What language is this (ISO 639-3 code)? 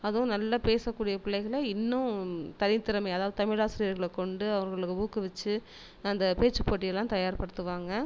tam